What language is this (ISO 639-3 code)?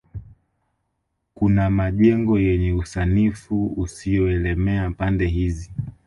swa